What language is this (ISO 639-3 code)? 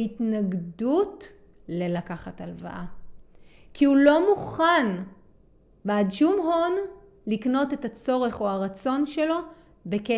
heb